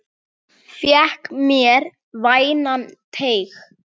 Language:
Icelandic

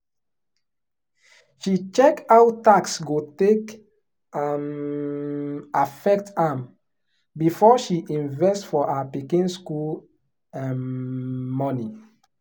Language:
Nigerian Pidgin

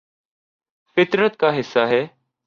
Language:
Urdu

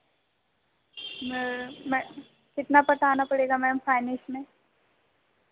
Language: Hindi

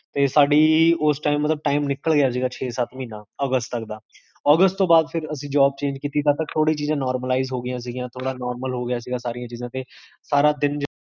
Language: Punjabi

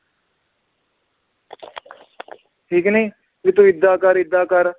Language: Punjabi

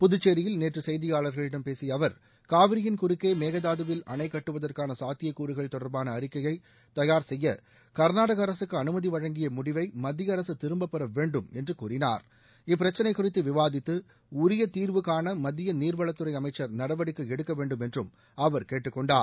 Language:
Tamil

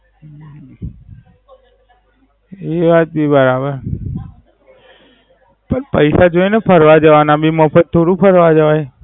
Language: Gujarati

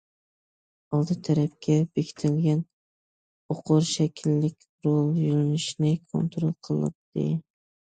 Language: Uyghur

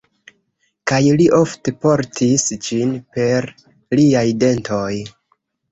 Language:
Esperanto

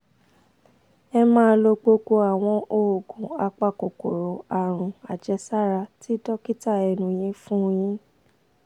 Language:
Yoruba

